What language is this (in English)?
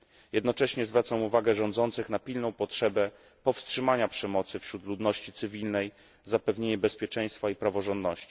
Polish